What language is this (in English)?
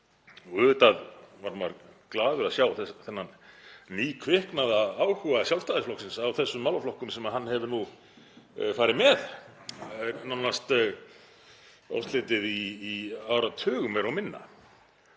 Icelandic